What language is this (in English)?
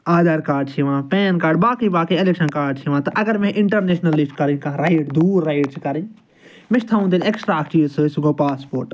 Kashmiri